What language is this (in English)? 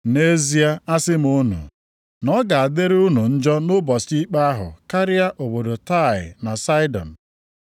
Igbo